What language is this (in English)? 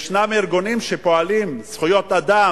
Hebrew